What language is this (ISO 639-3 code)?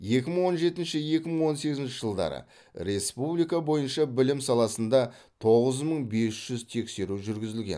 kaz